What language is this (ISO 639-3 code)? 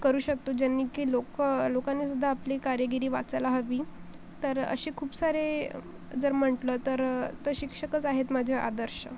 mar